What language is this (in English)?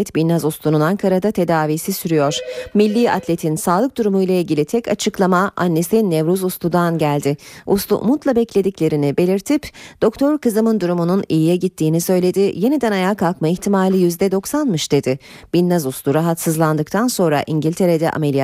Turkish